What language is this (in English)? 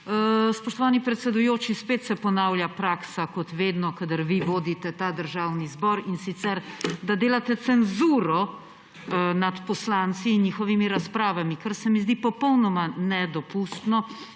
Slovenian